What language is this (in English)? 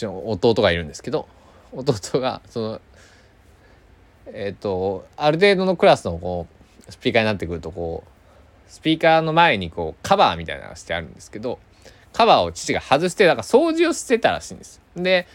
Japanese